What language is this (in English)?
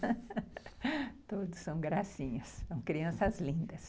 Portuguese